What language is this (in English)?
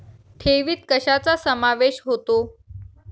Marathi